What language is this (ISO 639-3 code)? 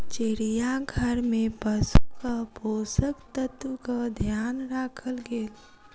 mai